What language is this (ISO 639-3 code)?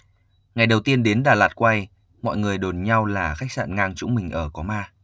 vie